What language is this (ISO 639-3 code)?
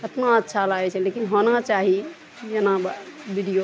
mai